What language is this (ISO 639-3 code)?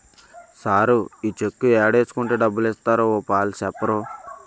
tel